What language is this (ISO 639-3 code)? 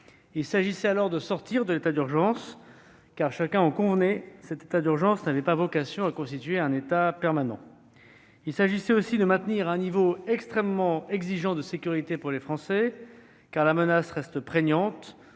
fra